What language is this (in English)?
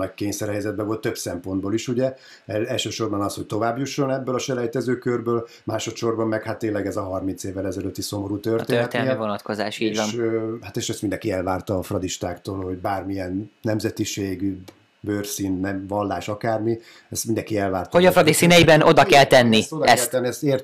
Hungarian